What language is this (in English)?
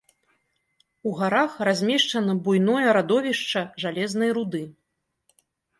Belarusian